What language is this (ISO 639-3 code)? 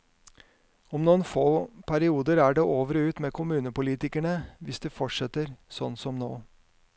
nor